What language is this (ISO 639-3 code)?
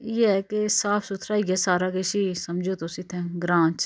doi